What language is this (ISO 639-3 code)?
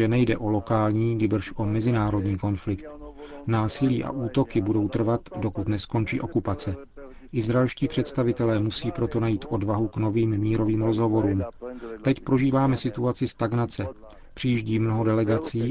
ces